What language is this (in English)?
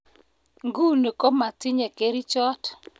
Kalenjin